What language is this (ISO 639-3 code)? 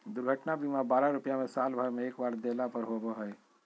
mag